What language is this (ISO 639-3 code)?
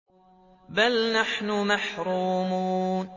ara